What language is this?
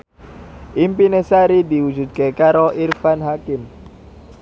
Javanese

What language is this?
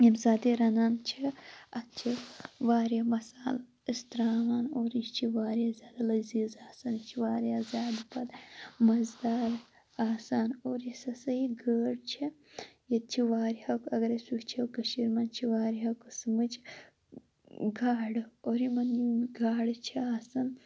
Kashmiri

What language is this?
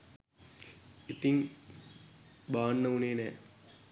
Sinhala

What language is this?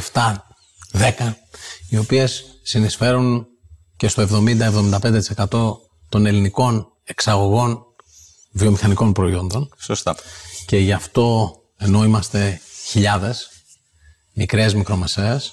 Greek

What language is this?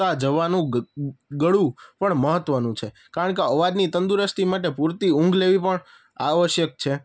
Gujarati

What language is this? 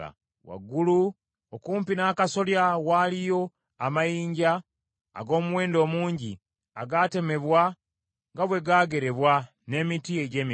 Ganda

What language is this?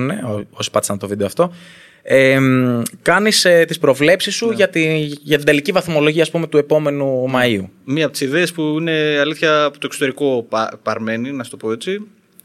Greek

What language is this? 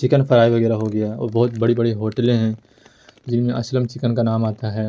Urdu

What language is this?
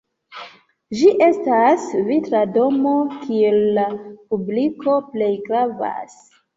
Esperanto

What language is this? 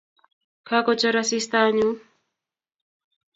Kalenjin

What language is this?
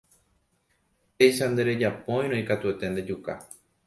Guarani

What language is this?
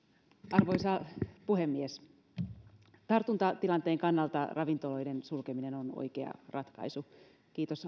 Finnish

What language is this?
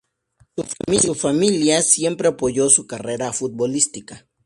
Spanish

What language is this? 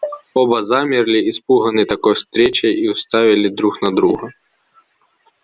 Russian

